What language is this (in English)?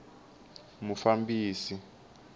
Tsonga